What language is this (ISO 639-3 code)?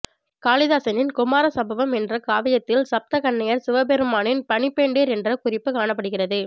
tam